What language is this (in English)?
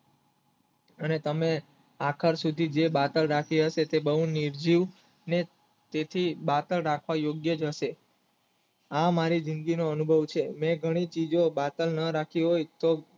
Gujarati